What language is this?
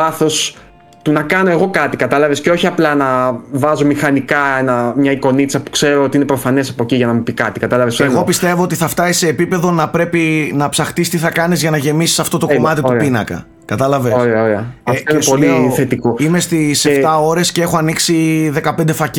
Greek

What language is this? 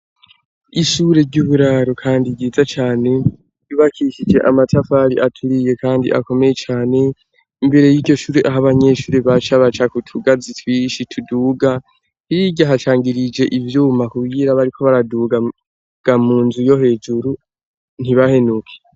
Rundi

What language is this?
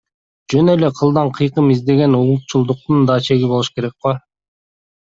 Kyrgyz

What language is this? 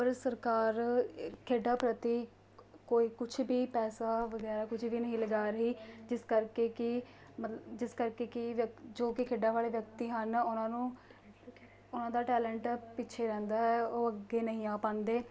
Punjabi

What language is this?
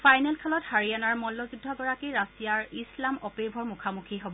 Assamese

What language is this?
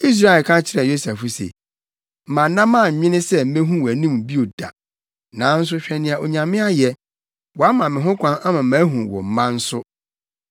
Akan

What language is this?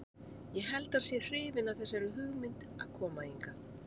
Icelandic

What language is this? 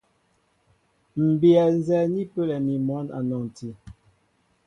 Mbo (Cameroon)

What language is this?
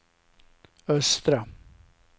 Swedish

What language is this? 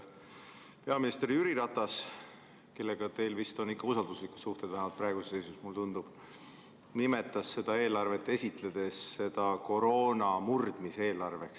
Estonian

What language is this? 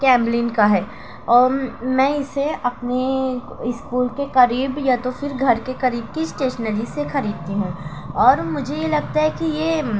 Urdu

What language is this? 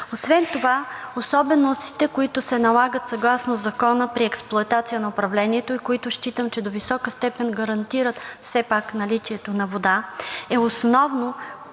Bulgarian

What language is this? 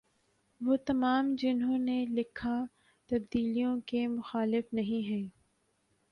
Urdu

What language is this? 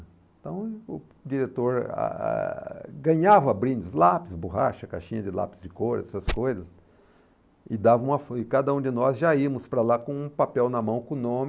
Portuguese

